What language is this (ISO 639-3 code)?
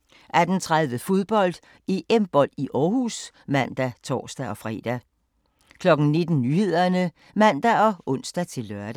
dan